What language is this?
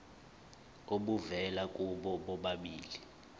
Zulu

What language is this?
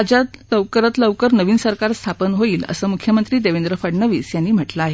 Marathi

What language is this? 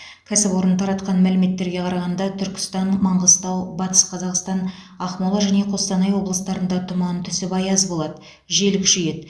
Kazakh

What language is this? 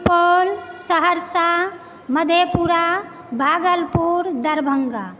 Maithili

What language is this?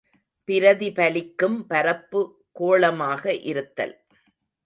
Tamil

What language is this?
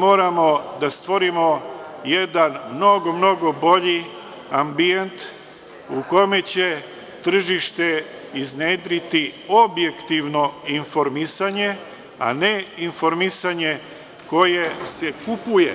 Serbian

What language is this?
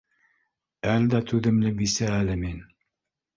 Bashkir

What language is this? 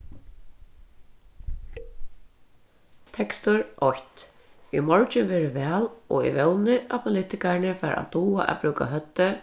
Faroese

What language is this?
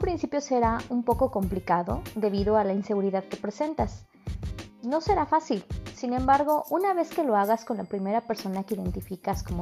Spanish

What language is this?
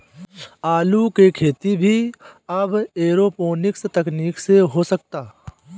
Bhojpuri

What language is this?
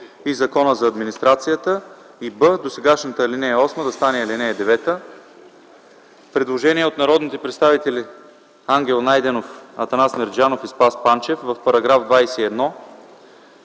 Bulgarian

